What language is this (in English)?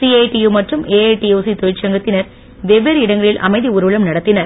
Tamil